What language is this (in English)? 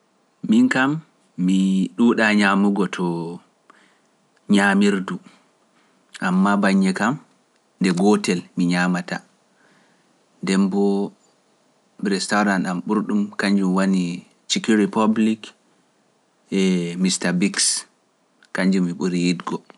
Pular